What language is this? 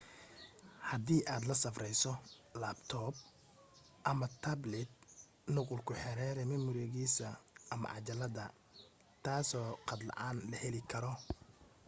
Somali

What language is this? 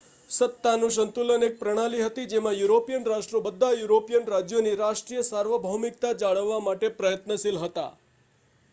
Gujarati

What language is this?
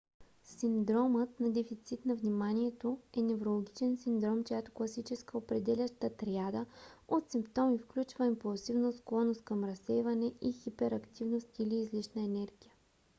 Bulgarian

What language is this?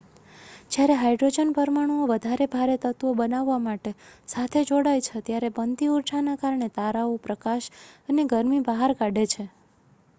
Gujarati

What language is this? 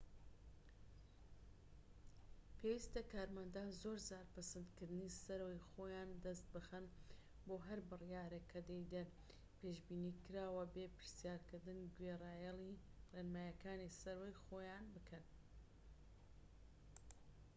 Central Kurdish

